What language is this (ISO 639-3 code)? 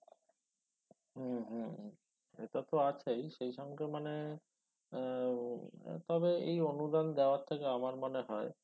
ben